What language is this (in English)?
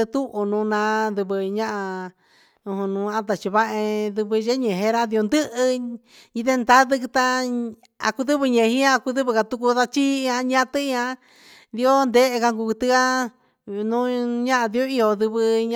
Huitepec Mixtec